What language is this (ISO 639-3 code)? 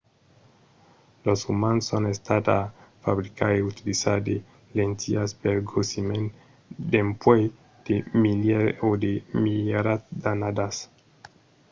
oci